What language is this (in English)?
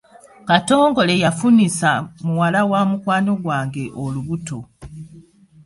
Ganda